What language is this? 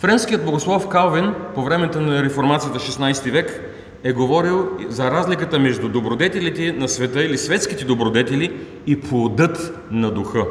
Bulgarian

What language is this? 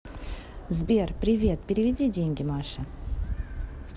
Russian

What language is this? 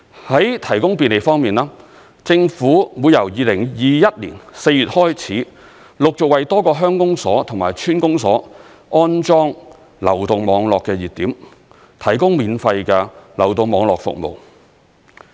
Cantonese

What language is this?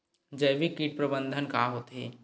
Chhattisgarhi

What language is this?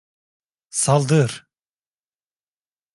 Turkish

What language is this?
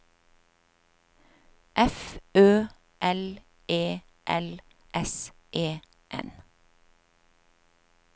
Norwegian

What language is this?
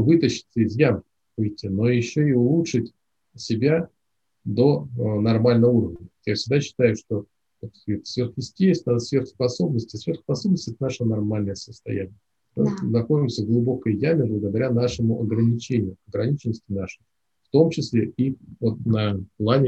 Russian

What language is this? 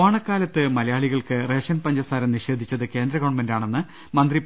Malayalam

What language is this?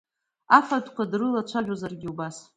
Abkhazian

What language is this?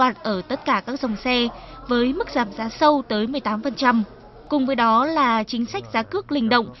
Vietnamese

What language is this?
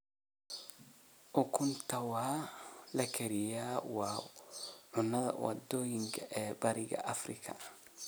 Somali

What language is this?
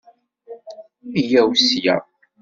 Kabyle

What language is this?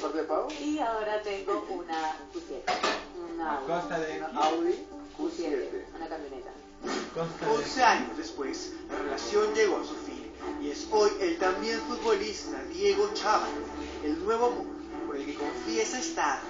Spanish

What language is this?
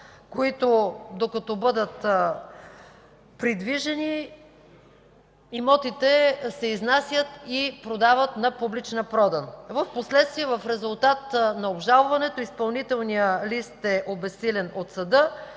Bulgarian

